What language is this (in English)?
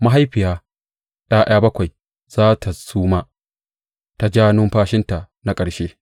Hausa